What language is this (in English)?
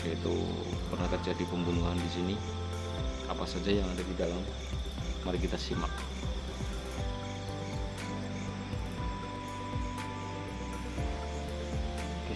Indonesian